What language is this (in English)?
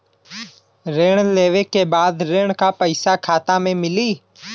Bhojpuri